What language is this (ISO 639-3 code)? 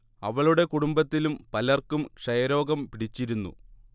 mal